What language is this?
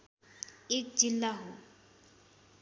Nepali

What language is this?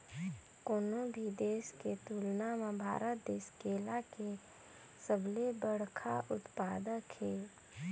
Chhattisgarhi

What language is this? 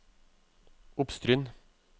Norwegian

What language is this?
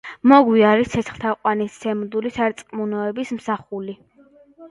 Georgian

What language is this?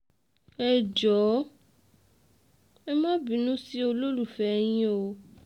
Yoruba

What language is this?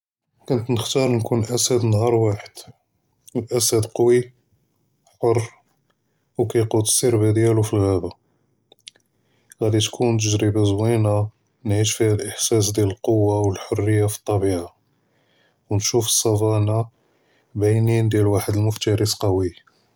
Judeo-Arabic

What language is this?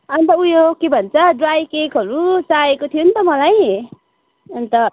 Nepali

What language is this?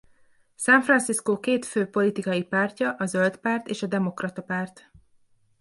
Hungarian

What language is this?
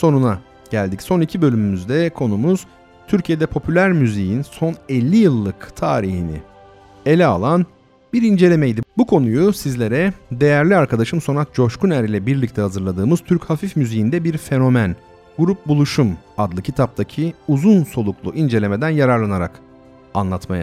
Turkish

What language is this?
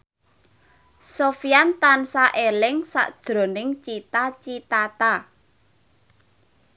Javanese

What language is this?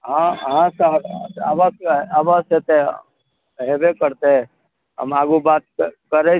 Maithili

